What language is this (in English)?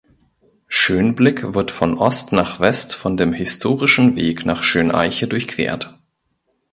German